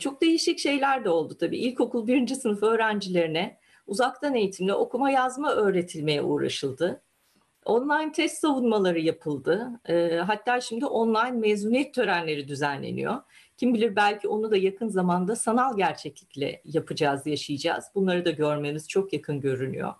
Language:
Turkish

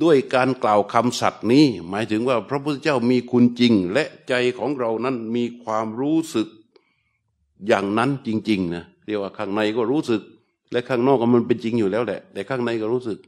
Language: Thai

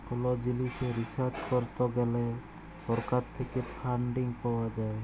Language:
Bangla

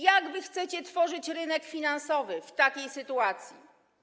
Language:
Polish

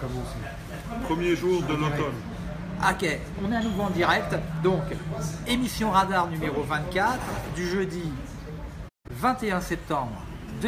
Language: French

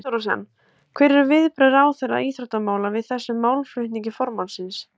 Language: Icelandic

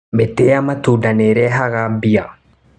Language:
Kikuyu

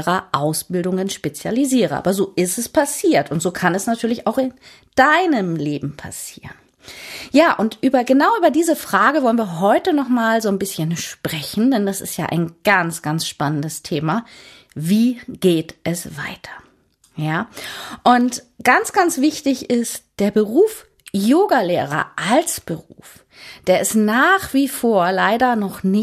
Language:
German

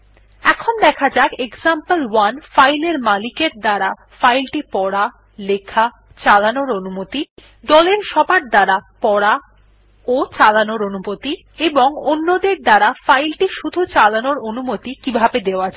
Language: Bangla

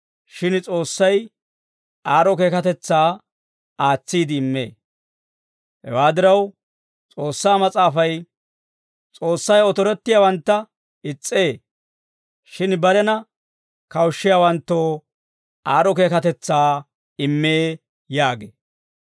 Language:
Dawro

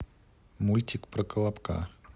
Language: Russian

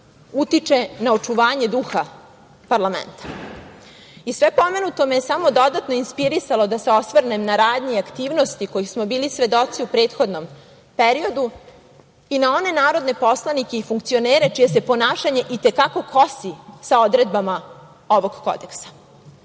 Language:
Serbian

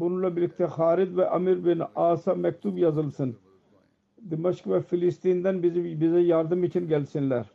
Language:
Turkish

